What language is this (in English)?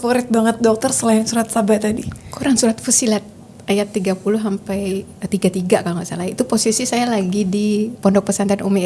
Indonesian